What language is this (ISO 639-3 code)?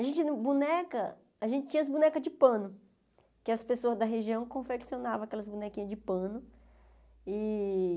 por